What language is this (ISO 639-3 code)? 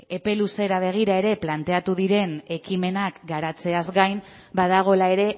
eus